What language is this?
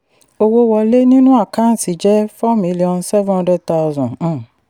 Yoruba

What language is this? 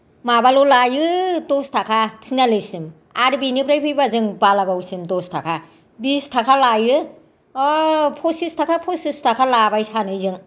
Bodo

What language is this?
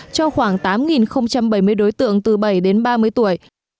Vietnamese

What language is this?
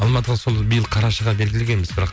Kazakh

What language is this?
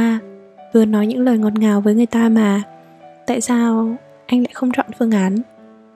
Vietnamese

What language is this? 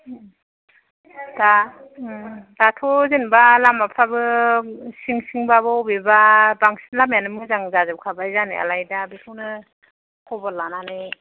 Bodo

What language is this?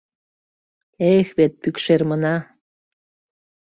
Mari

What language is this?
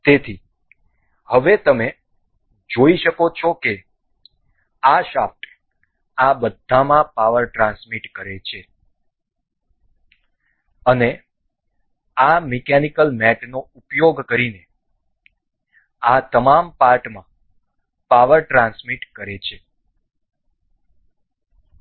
Gujarati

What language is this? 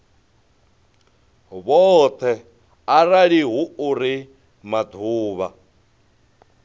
Venda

